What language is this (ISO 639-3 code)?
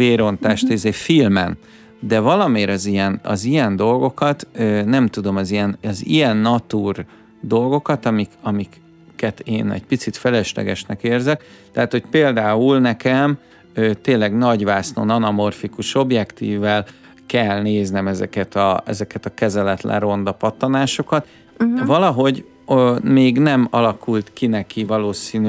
hun